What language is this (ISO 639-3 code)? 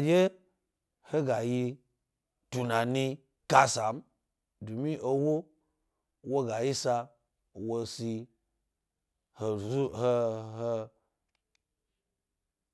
gby